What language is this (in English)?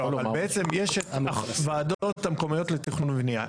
Hebrew